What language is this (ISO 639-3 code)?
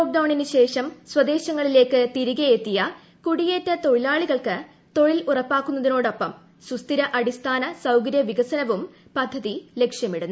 mal